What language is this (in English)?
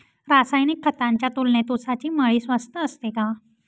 Marathi